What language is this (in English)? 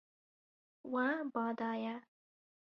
Kurdish